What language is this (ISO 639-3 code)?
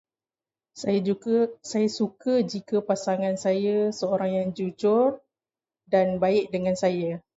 msa